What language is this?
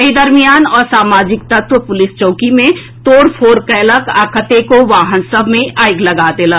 Maithili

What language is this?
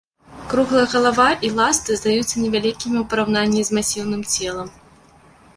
Belarusian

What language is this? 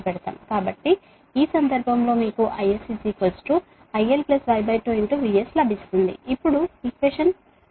Telugu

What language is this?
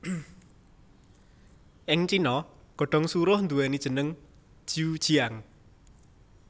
Javanese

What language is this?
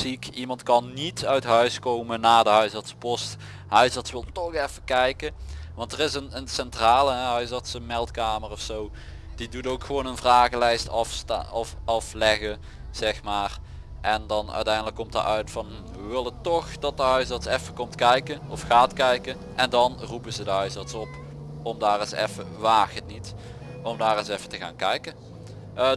Dutch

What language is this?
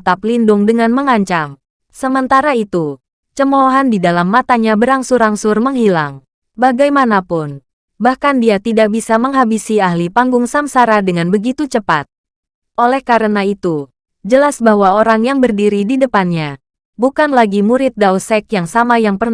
Indonesian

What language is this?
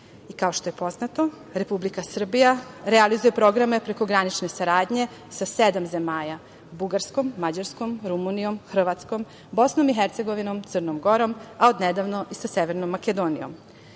Serbian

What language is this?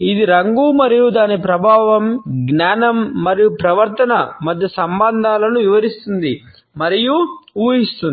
Telugu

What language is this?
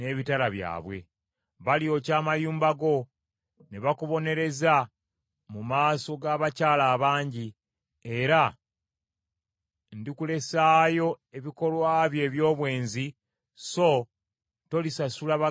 Ganda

